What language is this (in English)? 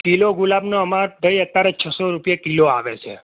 Gujarati